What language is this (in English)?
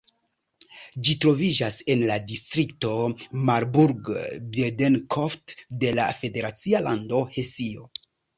Esperanto